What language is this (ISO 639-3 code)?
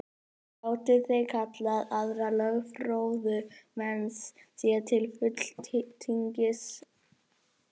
isl